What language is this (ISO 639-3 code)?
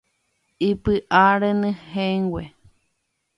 grn